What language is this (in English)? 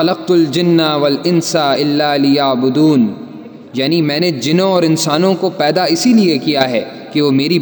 Urdu